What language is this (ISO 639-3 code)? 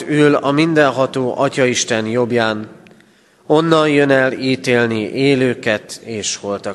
hun